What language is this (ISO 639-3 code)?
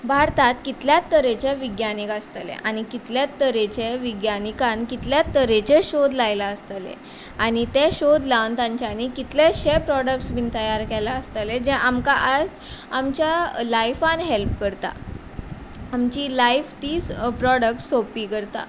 kok